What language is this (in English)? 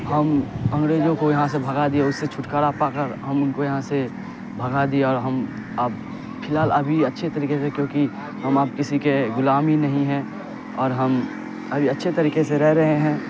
Urdu